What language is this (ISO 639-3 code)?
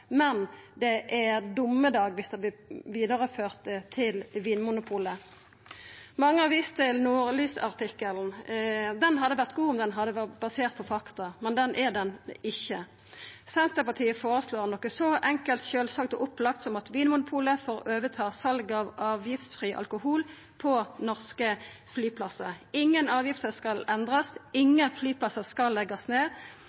nno